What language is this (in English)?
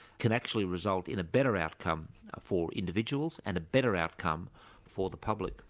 English